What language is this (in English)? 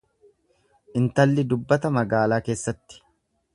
Oromo